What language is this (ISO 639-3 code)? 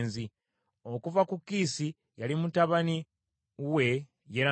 lug